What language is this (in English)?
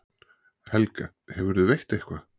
Icelandic